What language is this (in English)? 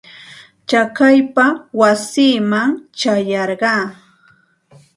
Santa Ana de Tusi Pasco Quechua